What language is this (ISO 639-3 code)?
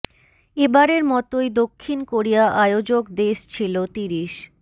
ben